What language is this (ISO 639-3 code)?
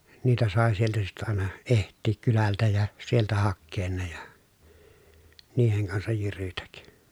fin